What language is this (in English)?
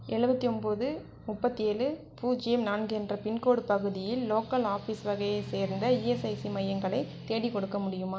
Tamil